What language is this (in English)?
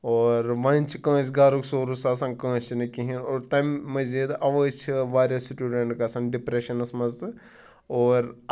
Kashmiri